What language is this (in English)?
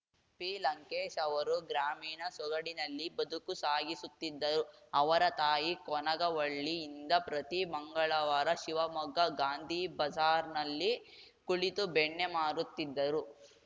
Kannada